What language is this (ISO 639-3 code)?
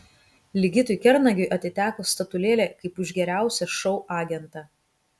lit